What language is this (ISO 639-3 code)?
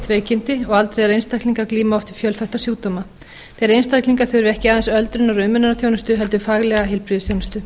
isl